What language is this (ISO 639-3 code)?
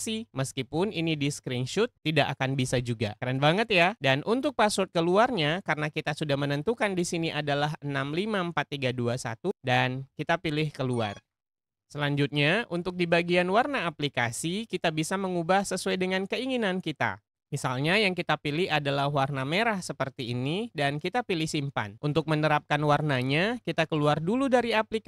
ind